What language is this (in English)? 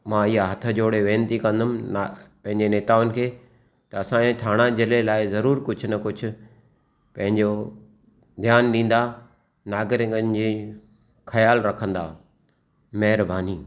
Sindhi